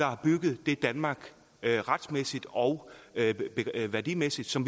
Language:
Danish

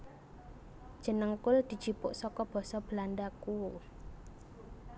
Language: Javanese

